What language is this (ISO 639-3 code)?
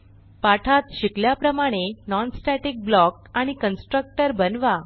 mar